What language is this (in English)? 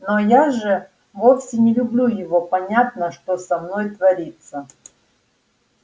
Russian